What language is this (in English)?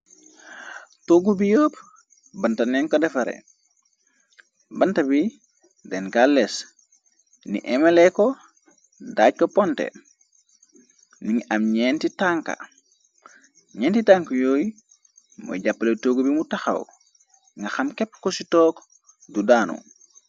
Wolof